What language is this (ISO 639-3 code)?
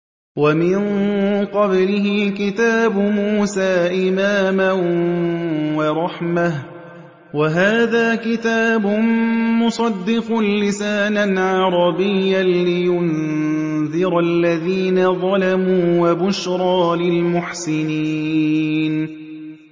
ara